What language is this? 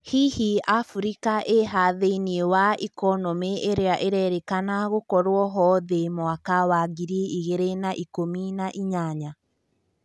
Kikuyu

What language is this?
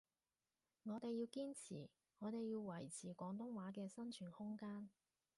Cantonese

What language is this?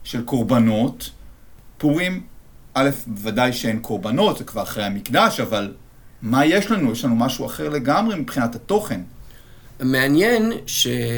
Hebrew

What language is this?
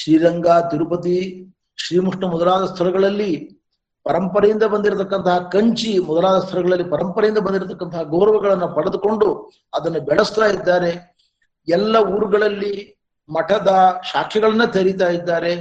Kannada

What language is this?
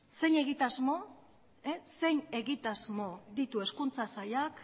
Basque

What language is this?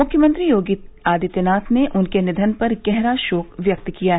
Hindi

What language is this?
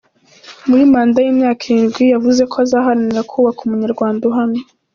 Kinyarwanda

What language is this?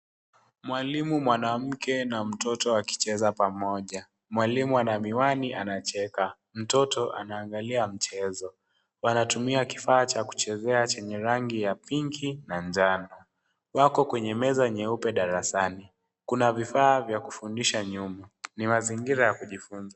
Swahili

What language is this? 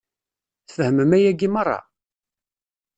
Kabyle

